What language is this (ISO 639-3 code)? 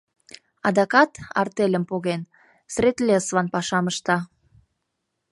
chm